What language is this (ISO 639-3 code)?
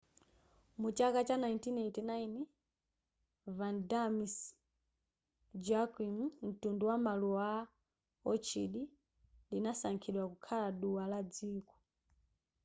nya